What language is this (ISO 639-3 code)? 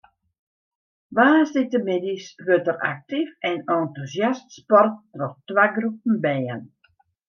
fry